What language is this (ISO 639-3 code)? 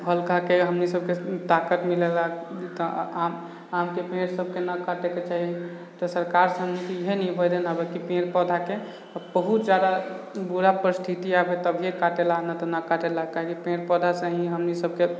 mai